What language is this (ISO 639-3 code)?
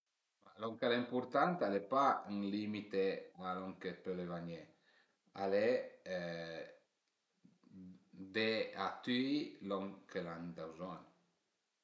pms